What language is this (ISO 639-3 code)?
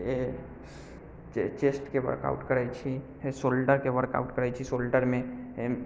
mai